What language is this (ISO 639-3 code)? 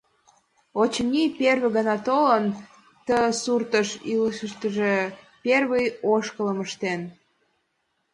chm